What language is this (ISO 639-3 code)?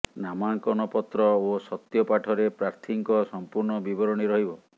ori